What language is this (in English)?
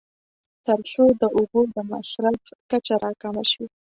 Pashto